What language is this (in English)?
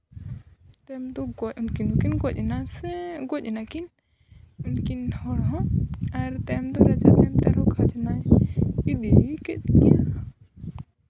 Santali